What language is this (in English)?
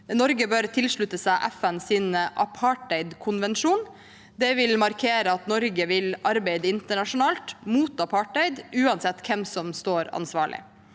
Norwegian